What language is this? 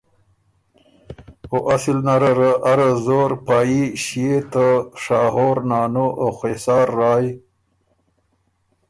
Ormuri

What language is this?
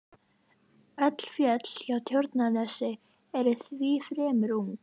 Icelandic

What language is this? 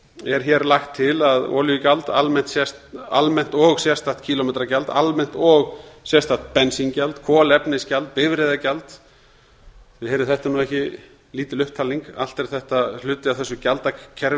Icelandic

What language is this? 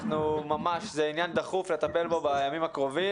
Hebrew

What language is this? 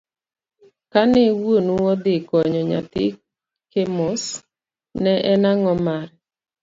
Luo (Kenya and Tanzania)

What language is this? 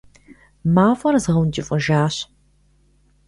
Kabardian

